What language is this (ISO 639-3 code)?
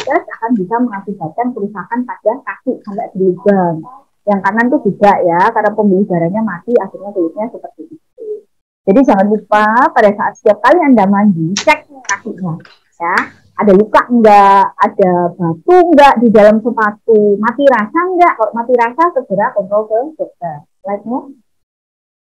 ind